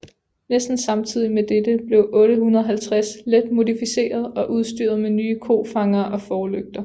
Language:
Danish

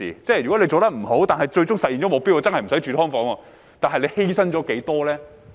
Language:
Cantonese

